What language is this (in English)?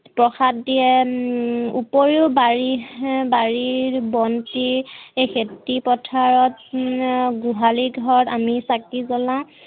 Assamese